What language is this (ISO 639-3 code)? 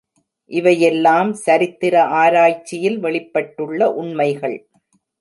tam